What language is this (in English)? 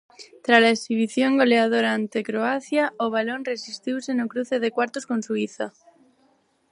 Galician